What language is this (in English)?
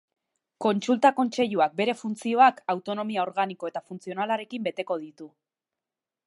Basque